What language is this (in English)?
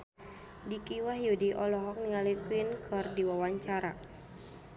Sundanese